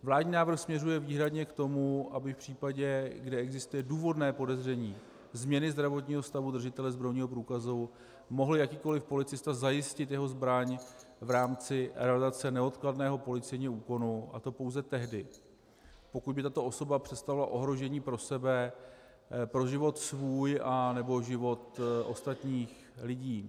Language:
Czech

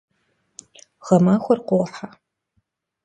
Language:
Kabardian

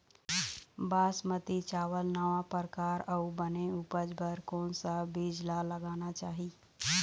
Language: Chhattisgarhi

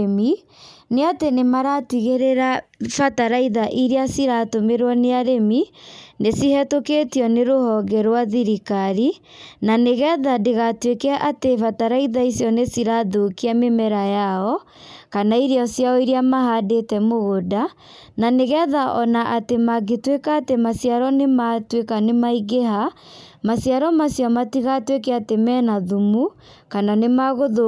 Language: Kikuyu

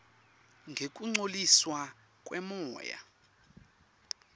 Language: Swati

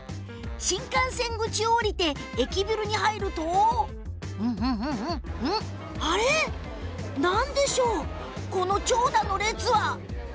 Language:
Japanese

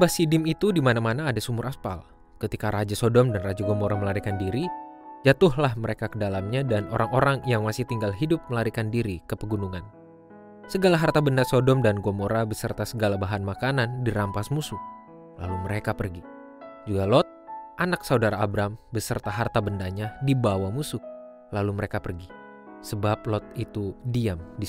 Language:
Indonesian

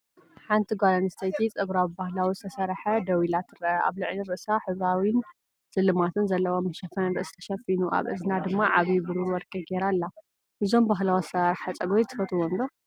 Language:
Tigrinya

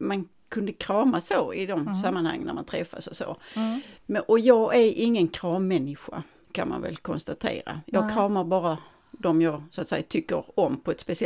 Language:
Swedish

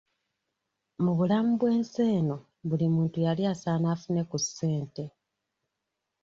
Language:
Ganda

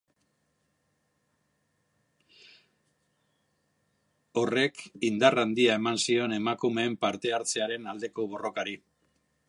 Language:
Basque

